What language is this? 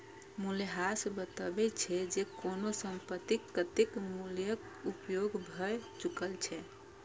Maithili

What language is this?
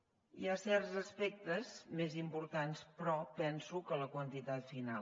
Catalan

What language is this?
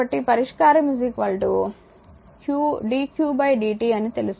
Telugu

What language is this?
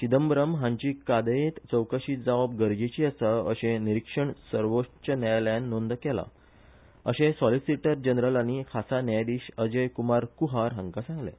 Konkani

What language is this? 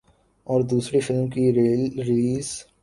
Urdu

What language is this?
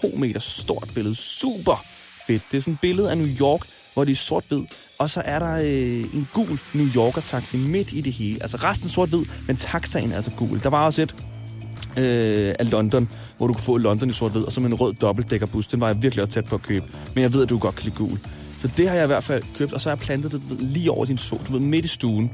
Danish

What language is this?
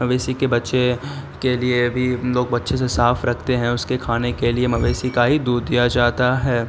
Urdu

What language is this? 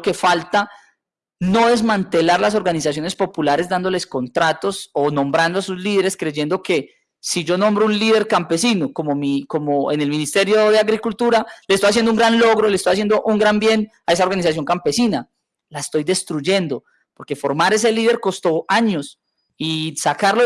Spanish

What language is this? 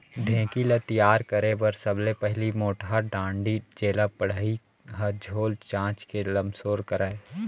Chhattisgarhi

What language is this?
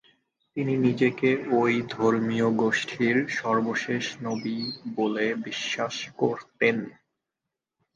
Bangla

